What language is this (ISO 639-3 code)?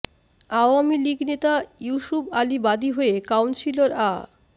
ben